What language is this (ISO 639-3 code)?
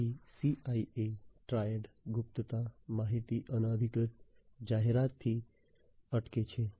guj